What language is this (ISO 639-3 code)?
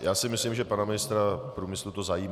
ces